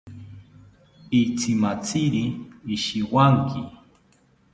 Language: South Ucayali Ashéninka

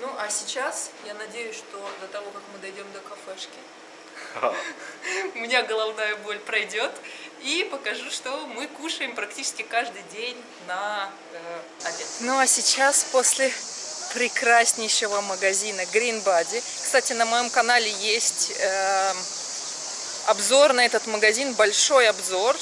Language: Russian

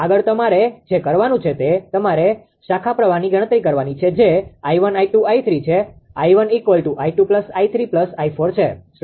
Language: Gujarati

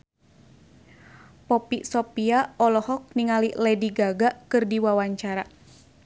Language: Sundanese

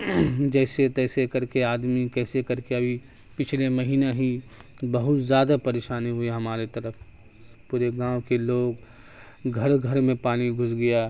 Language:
Urdu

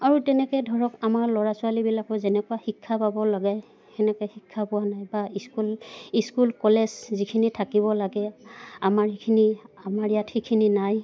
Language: Assamese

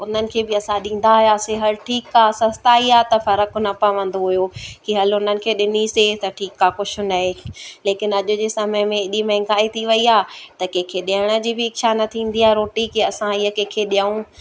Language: Sindhi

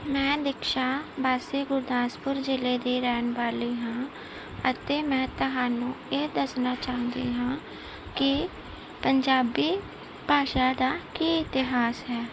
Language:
Punjabi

